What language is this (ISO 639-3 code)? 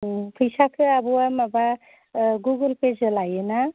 brx